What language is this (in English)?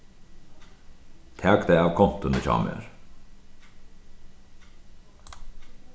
Faroese